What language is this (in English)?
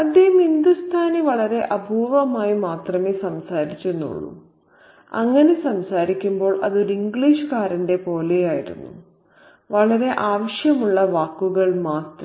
Malayalam